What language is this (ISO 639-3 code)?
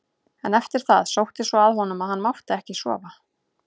isl